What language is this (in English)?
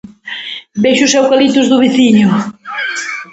Galician